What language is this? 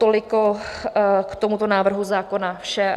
Czech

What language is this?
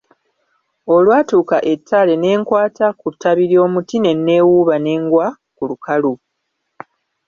Ganda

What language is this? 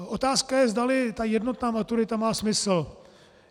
Czech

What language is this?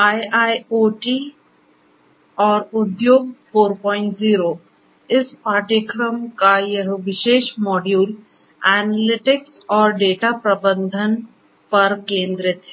Hindi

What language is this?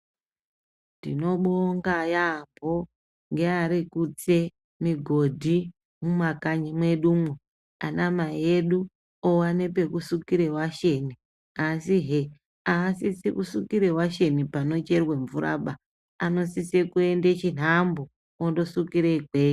Ndau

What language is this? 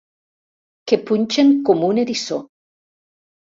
Catalan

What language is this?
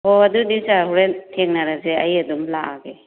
Manipuri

